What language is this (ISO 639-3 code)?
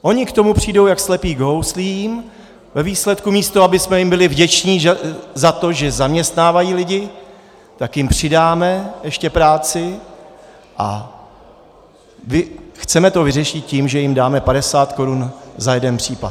ces